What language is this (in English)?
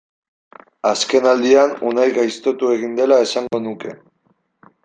Basque